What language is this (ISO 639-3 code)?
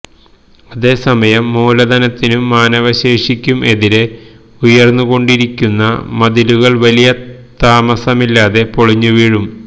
mal